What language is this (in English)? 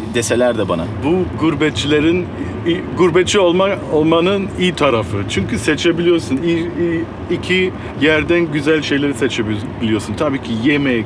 Turkish